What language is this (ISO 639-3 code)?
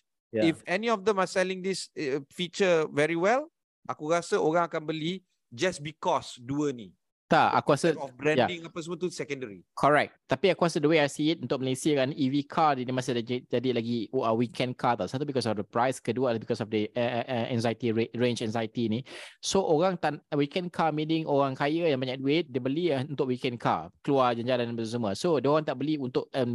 msa